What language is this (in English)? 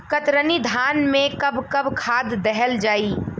Bhojpuri